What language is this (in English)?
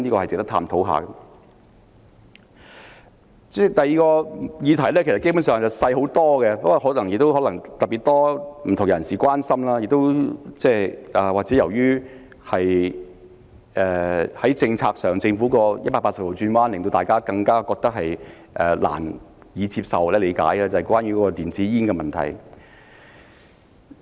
Cantonese